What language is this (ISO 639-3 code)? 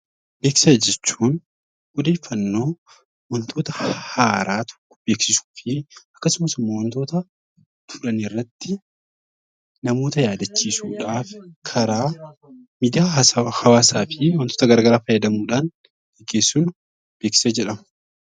orm